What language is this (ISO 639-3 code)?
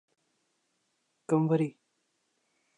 urd